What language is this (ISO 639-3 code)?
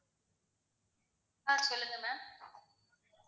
tam